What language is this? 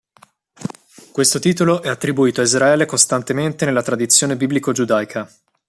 Italian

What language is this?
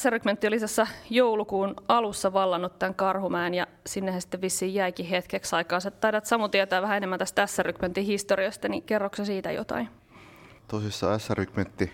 Finnish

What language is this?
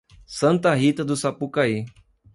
Portuguese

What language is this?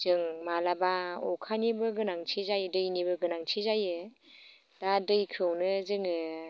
Bodo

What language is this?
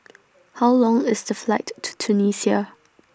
English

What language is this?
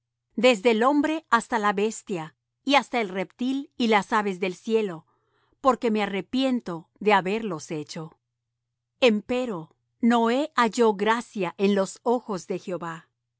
Spanish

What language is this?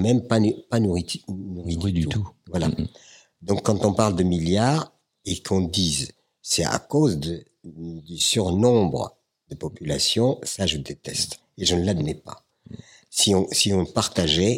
French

